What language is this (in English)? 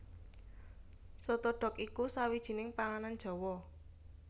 Javanese